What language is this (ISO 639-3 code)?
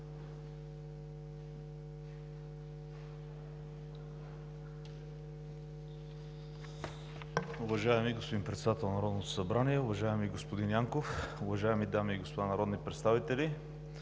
bul